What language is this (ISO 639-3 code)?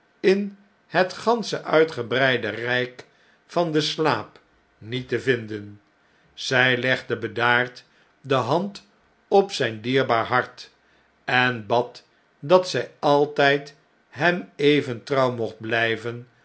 nld